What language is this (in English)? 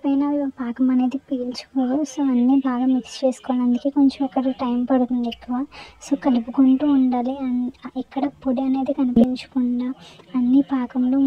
Romanian